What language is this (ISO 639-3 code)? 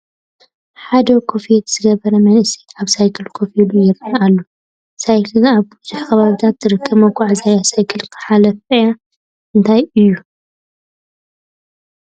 tir